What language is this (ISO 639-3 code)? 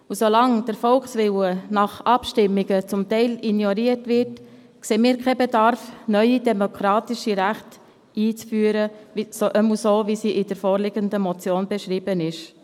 gsw